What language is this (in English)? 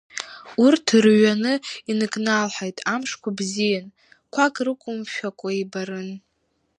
Abkhazian